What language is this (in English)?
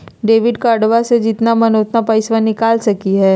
Magahi